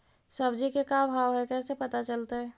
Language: Magahi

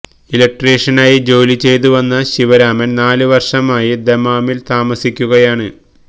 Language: Malayalam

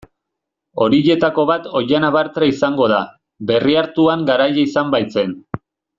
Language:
Basque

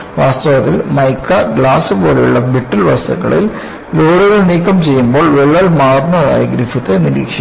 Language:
Malayalam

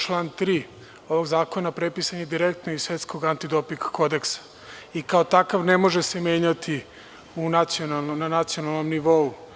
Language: Serbian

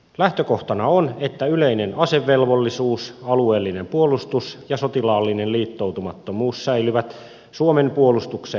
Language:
Finnish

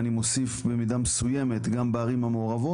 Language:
Hebrew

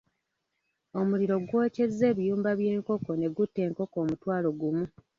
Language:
Ganda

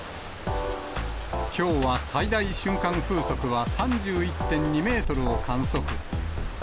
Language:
Japanese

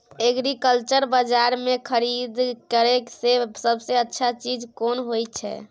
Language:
Maithili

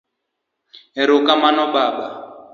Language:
Luo (Kenya and Tanzania)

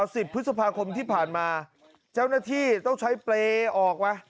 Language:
Thai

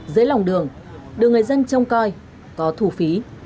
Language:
Vietnamese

